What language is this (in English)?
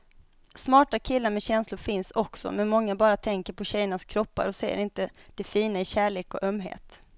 Swedish